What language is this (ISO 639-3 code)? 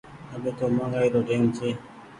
gig